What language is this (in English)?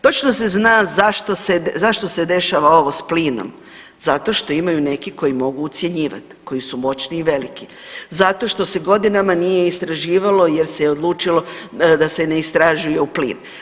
Croatian